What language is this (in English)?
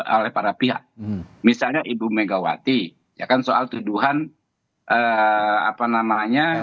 Indonesian